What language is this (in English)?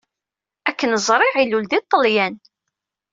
Kabyle